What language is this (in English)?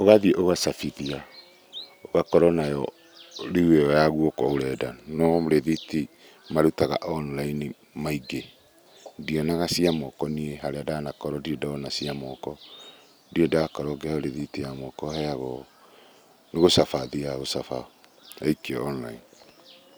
Kikuyu